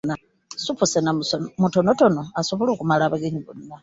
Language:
Ganda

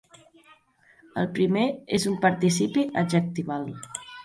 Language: Catalan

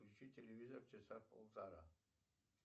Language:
Russian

